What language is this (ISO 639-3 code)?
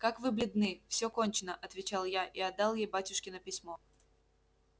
rus